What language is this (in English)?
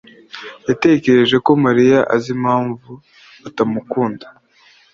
Kinyarwanda